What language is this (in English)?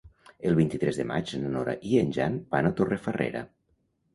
Catalan